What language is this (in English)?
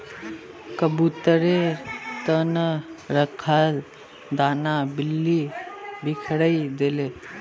Magahi